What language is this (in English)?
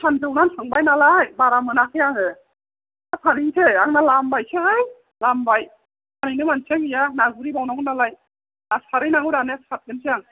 Bodo